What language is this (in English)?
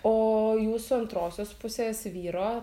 Lithuanian